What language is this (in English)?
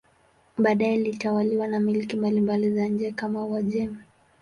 Swahili